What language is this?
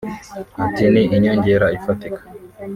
Kinyarwanda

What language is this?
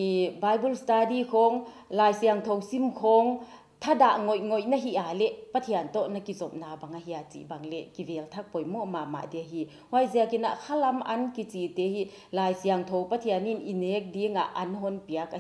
Indonesian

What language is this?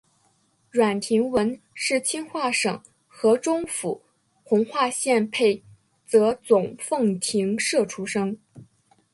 Chinese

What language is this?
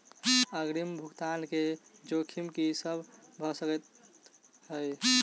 Maithili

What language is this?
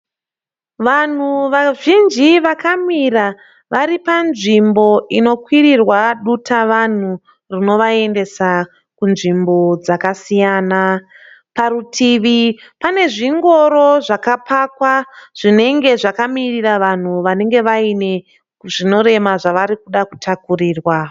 Shona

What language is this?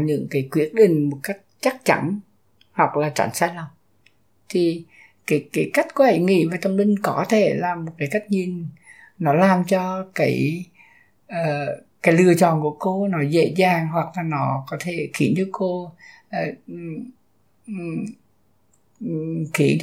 Vietnamese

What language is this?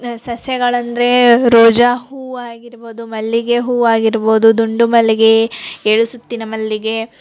Kannada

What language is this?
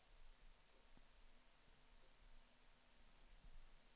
Swedish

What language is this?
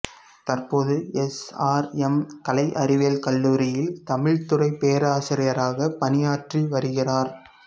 Tamil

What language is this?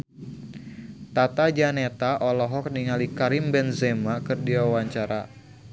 Sundanese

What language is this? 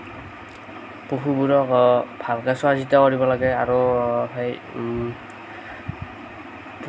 Assamese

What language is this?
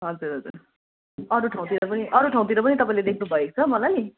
Nepali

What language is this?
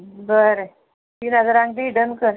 Konkani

